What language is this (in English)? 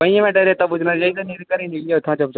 Dogri